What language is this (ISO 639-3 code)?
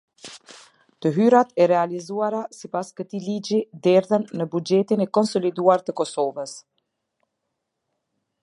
sqi